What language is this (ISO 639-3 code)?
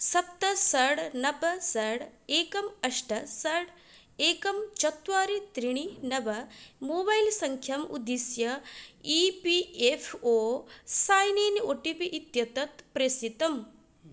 san